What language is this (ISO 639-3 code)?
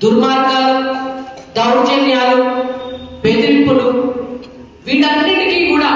ron